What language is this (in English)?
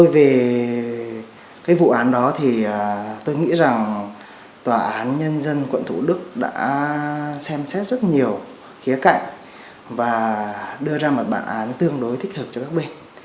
Vietnamese